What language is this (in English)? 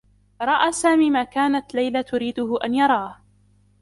Arabic